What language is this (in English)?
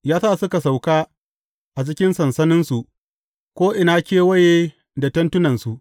Hausa